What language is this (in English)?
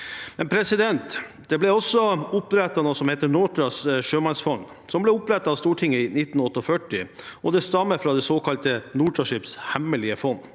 Norwegian